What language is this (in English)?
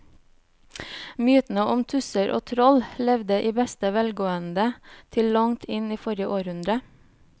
Norwegian